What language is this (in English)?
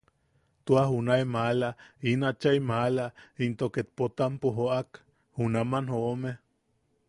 Yaqui